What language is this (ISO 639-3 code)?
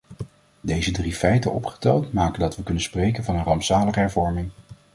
nld